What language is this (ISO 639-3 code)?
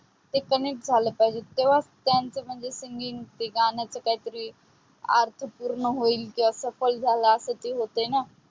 mar